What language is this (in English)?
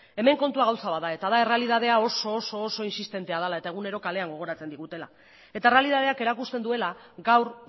Basque